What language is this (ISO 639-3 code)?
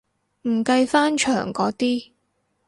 yue